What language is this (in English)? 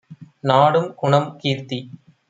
Tamil